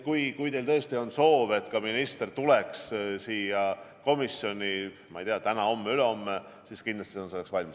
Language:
Estonian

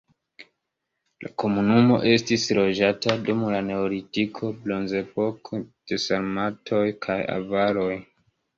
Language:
Esperanto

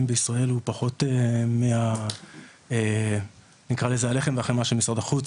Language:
Hebrew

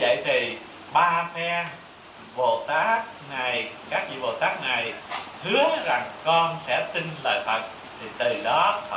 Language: Vietnamese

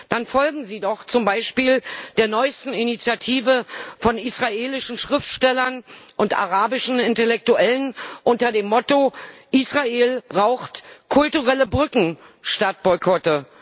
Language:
German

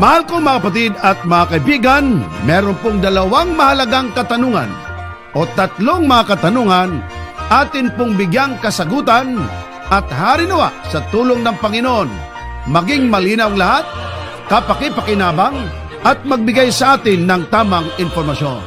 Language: Filipino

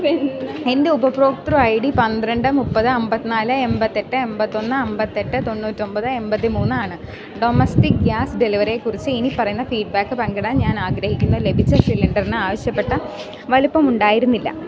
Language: Malayalam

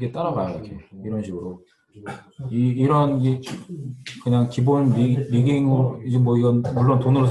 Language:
Korean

